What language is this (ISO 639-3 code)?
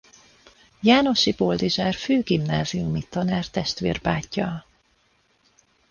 hun